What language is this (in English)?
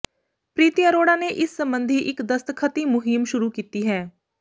Punjabi